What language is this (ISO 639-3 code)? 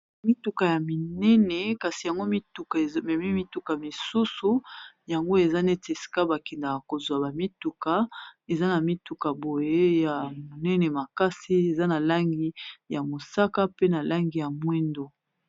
lin